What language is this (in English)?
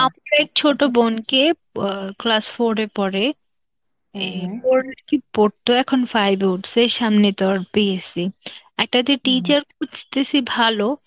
Bangla